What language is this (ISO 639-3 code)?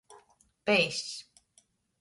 ltg